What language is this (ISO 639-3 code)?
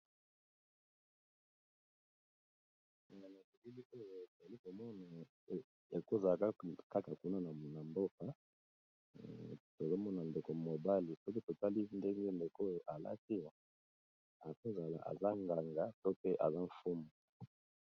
lin